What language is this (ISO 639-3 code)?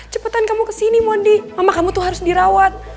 ind